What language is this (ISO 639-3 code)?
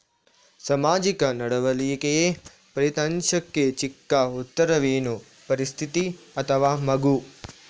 kan